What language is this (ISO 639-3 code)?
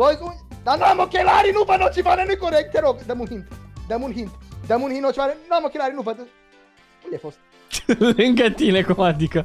ron